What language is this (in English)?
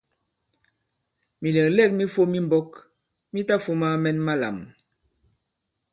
Bankon